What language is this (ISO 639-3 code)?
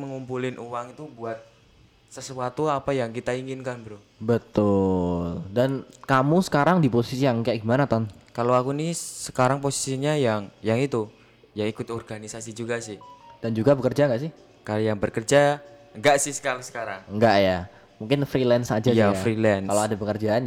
ind